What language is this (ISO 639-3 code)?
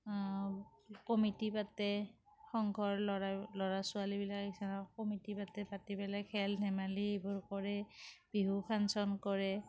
asm